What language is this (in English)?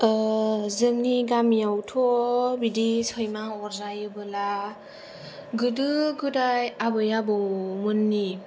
Bodo